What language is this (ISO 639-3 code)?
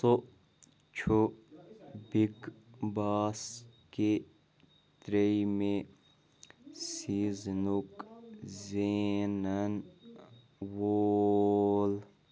kas